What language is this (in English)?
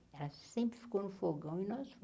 Portuguese